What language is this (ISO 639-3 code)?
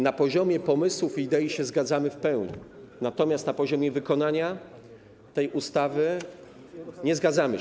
pol